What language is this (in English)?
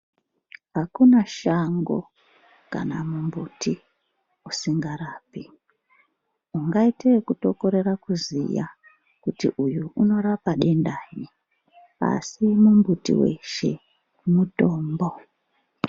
Ndau